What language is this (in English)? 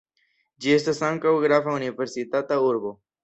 Esperanto